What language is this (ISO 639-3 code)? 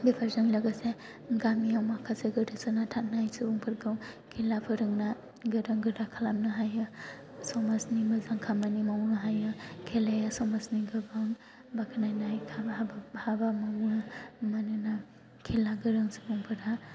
brx